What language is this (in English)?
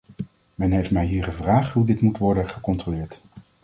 Dutch